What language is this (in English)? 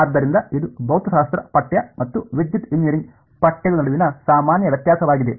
Kannada